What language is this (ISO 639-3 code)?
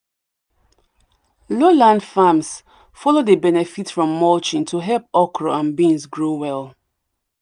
pcm